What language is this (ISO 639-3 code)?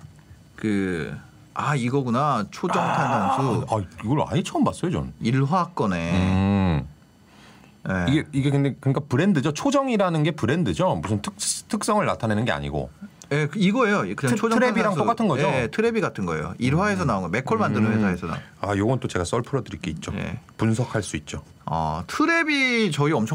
kor